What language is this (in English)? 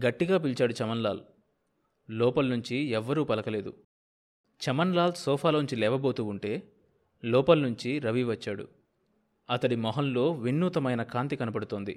Telugu